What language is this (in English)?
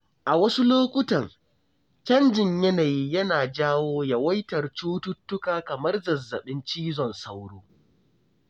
Hausa